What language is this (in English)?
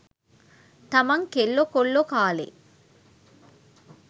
Sinhala